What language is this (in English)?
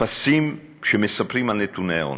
Hebrew